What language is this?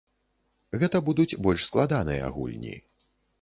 Belarusian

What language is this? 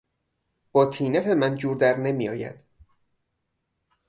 Persian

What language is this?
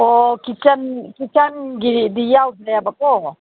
Manipuri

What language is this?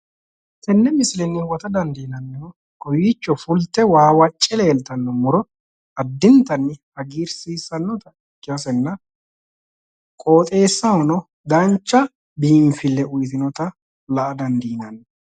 Sidamo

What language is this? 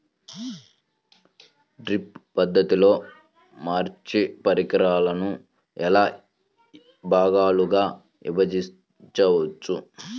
Telugu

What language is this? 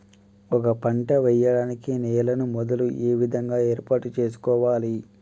Telugu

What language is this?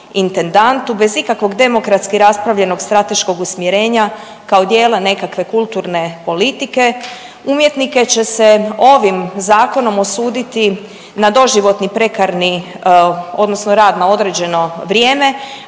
Croatian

